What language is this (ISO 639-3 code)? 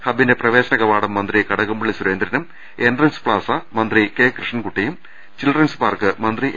mal